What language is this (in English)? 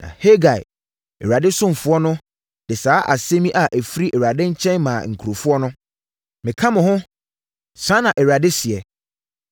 Akan